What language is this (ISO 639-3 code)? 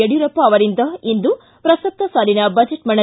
kan